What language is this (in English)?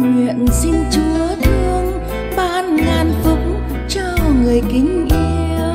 Vietnamese